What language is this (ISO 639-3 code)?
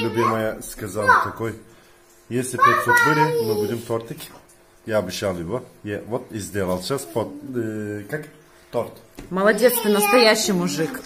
rus